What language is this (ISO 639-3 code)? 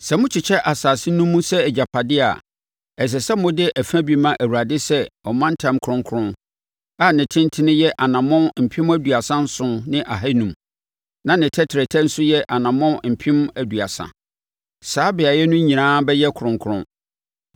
aka